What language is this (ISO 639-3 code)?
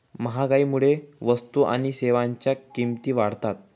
mar